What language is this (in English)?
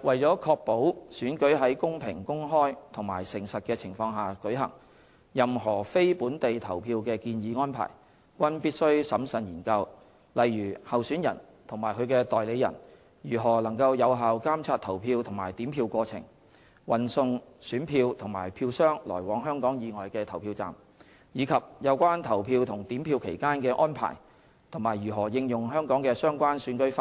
Cantonese